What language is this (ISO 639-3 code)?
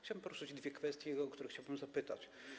pol